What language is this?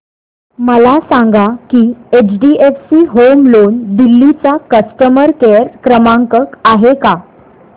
Marathi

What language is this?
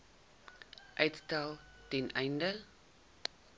Afrikaans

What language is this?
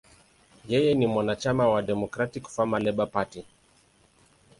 Swahili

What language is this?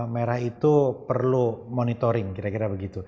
Indonesian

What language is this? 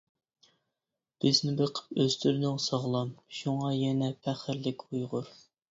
Uyghur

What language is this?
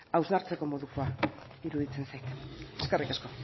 Basque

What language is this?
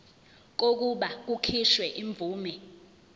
Zulu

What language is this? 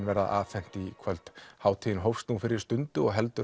Icelandic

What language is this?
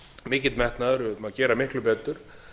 Icelandic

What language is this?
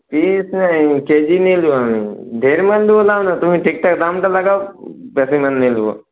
Bangla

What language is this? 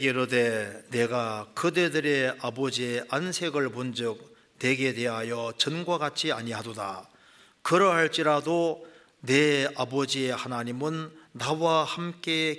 Korean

